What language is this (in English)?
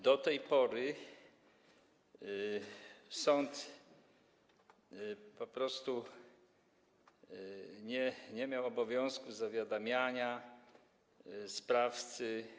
Polish